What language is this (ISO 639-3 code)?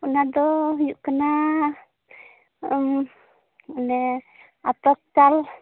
sat